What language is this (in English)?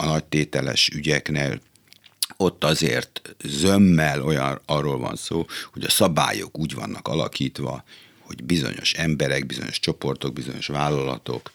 Hungarian